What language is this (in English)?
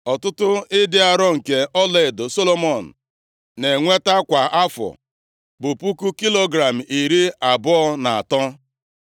Igbo